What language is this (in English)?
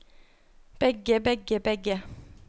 Norwegian